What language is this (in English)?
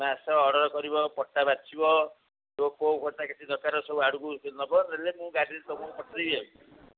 Odia